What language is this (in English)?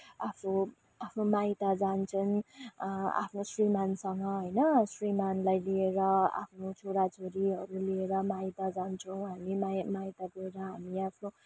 Nepali